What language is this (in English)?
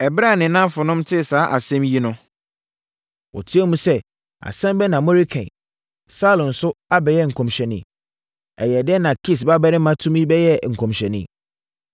Akan